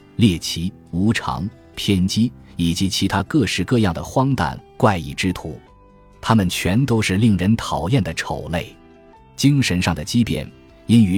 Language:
Chinese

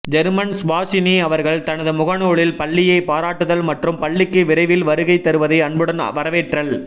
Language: Tamil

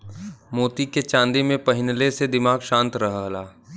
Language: Bhojpuri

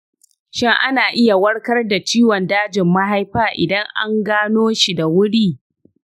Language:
Hausa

